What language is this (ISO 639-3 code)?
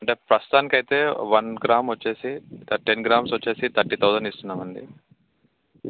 tel